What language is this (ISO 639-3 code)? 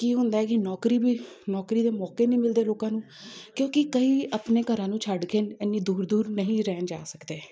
pan